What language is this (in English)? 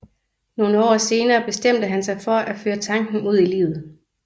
Danish